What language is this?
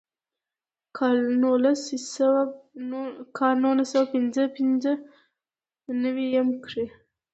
Pashto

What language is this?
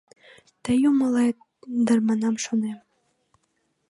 Mari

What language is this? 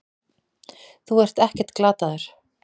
Icelandic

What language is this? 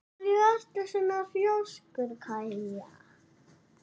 Icelandic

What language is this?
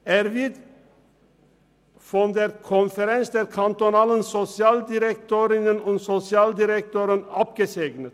Swiss German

